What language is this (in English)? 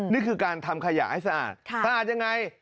Thai